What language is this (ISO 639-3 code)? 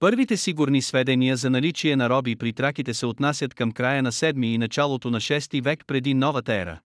bul